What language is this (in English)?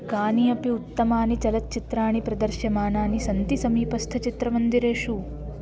Sanskrit